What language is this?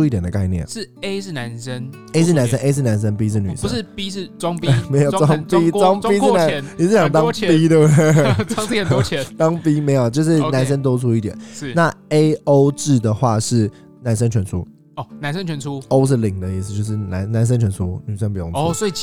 Chinese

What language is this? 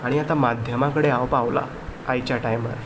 Konkani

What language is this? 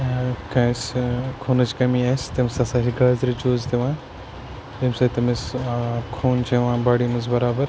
Kashmiri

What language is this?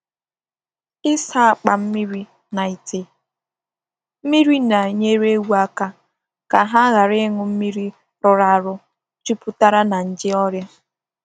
Igbo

